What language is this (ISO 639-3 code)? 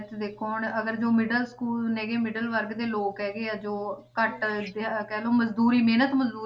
pan